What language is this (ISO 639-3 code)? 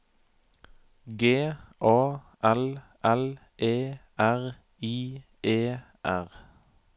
nor